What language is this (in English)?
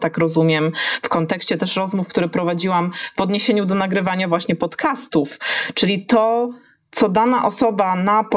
Polish